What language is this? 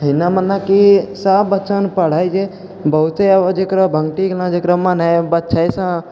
Maithili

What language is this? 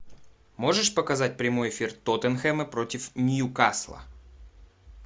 Russian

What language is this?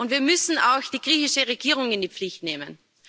German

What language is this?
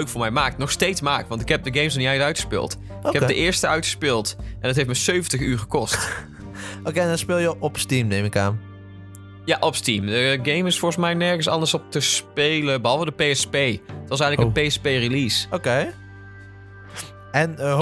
Dutch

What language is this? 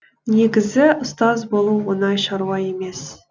Kazakh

